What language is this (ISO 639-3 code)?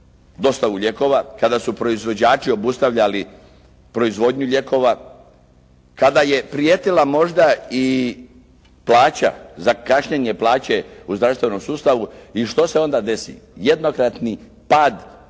hrv